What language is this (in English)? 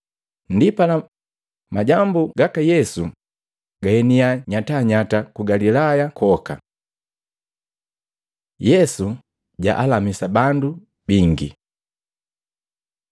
Matengo